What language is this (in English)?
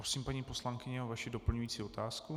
Czech